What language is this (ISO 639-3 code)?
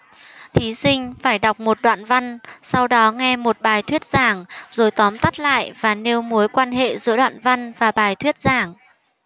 vie